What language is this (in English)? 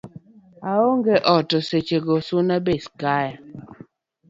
Luo (Kenya and Tanzania)